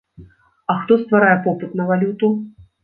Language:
Belarusian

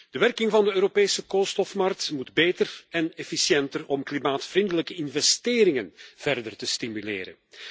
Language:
Dutch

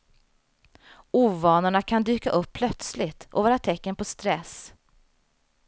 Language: Swedish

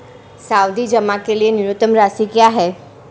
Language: Hindi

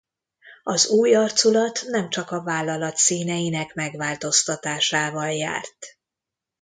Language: Hungarian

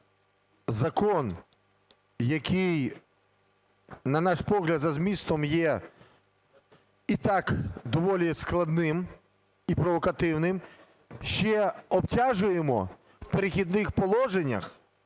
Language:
Ukrainian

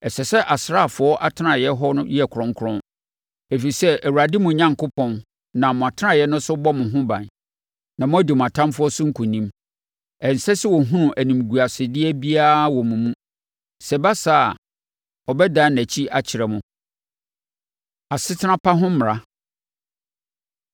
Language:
Akan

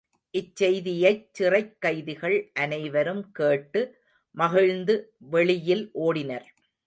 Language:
Tamil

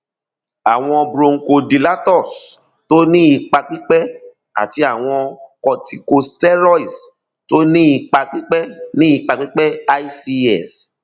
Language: Yoruba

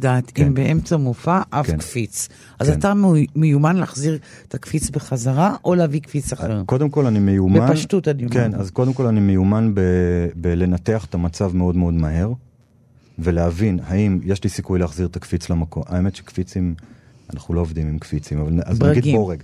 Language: Hebrew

